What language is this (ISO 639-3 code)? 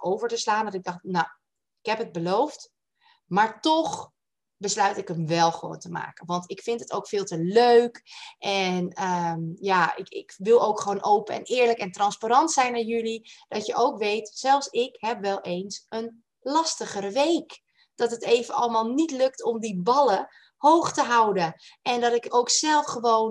nld